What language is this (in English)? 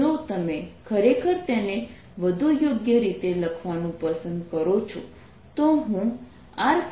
Gujarati